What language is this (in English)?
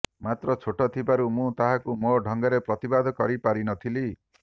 Odia